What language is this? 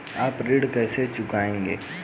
Hindi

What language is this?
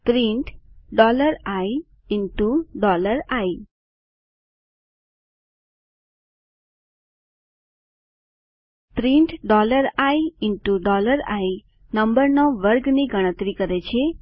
Gujarati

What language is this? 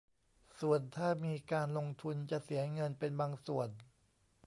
Thai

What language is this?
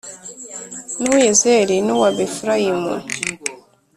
Kinyarwanda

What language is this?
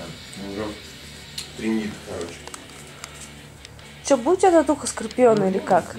Russian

